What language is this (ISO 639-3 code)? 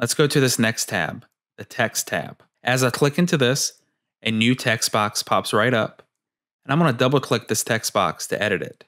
eng